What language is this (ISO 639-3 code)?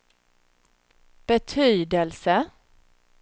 swe